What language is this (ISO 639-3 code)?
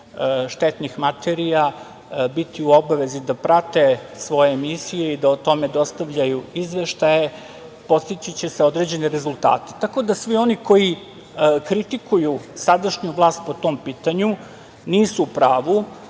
srp